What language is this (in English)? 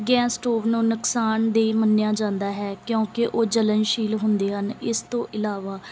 Punjabi